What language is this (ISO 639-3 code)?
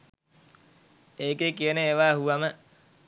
sin